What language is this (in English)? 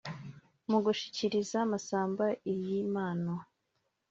Kinyarwanda